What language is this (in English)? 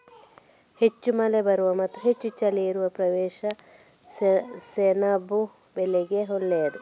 Kannada